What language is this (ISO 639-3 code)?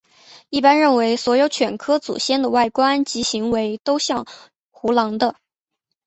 zho